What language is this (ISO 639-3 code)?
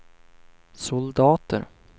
swe